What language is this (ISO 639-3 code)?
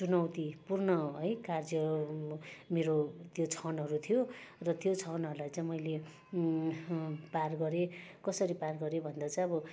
nep